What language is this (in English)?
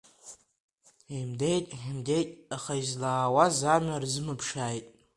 Abkhazian